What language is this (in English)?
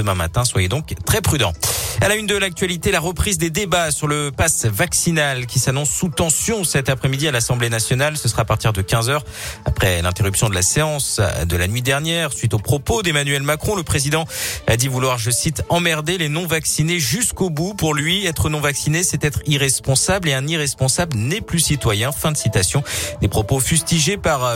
French